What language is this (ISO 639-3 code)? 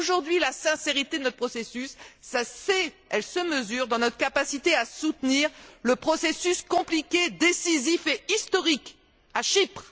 fra